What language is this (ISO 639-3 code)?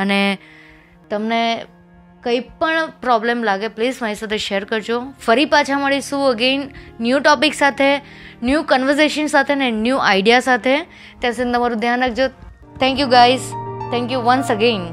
guj